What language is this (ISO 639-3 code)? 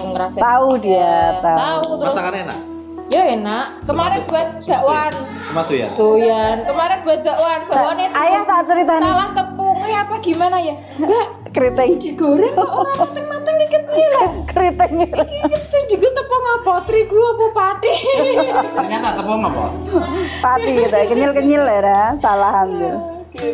ind